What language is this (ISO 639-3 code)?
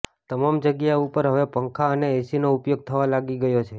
guj